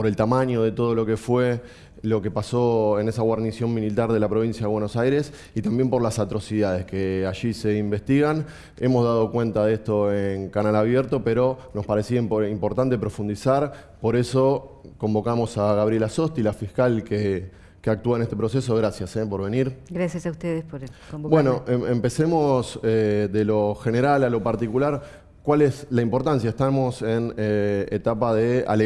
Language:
Spanish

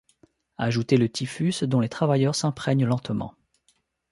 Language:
French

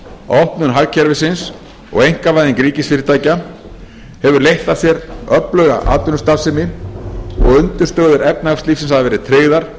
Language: Icelandic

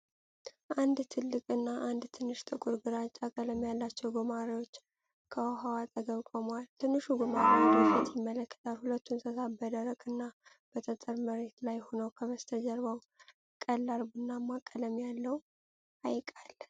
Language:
Amharic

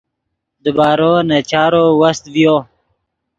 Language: Yidgha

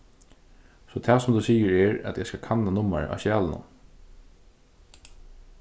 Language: Faroese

